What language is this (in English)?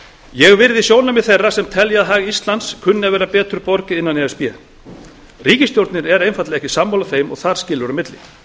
Icelandic